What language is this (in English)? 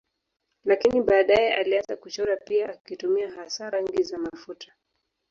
Swahili